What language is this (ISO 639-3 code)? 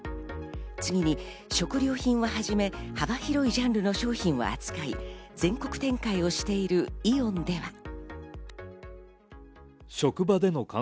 jpn